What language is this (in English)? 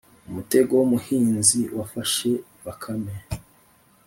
Kinyarwanda